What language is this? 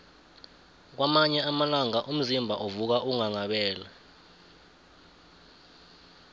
South Ndebele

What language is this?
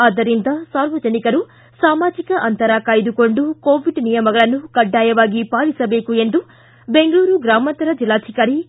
Kannada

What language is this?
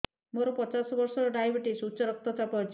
Odia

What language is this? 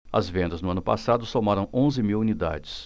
Portuguese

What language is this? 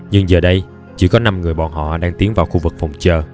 Vietnamese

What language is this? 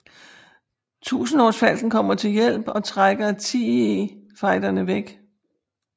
Danish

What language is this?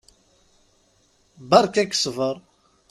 Kabyle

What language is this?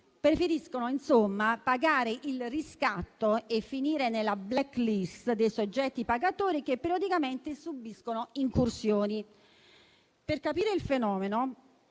Italian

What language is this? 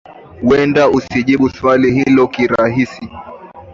Swahili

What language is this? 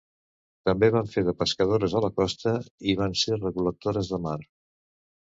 Catalan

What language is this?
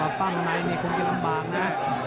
Thai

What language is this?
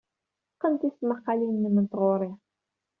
Kabyle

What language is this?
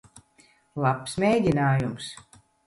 Latvian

